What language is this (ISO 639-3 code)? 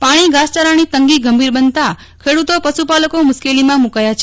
guj